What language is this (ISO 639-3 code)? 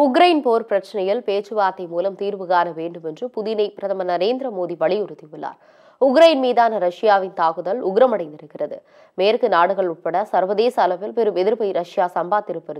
ron